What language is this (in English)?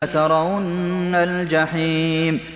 Arabic